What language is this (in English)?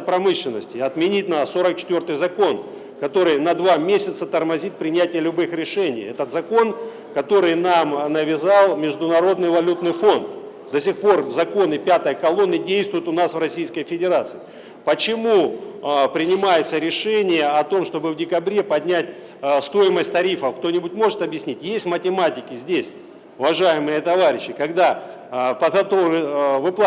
Russian